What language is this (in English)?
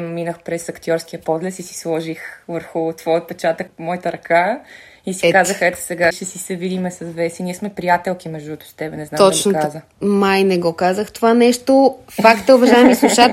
Bulgarian